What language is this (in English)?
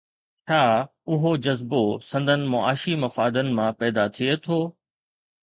Sindhi